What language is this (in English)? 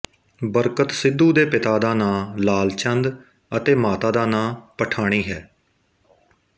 Punjabi